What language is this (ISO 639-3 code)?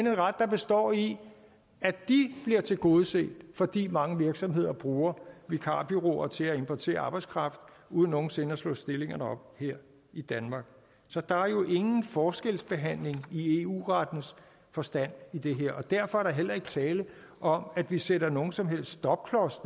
dan